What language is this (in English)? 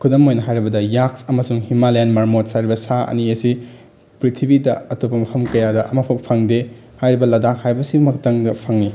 Manipuri